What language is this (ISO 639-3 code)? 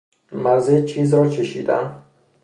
fas